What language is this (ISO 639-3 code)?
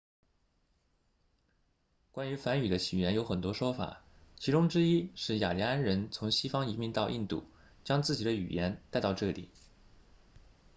zho